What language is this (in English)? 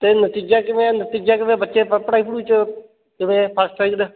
Punjabi